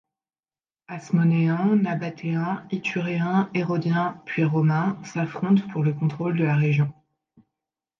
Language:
French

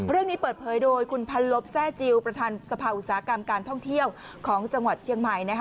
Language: Thai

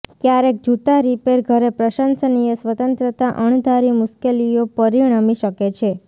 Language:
Gujarati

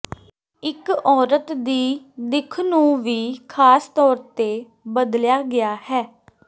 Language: Punjabi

